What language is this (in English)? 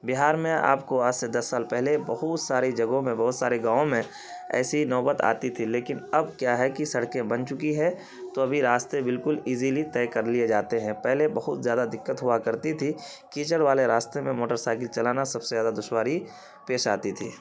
Urdu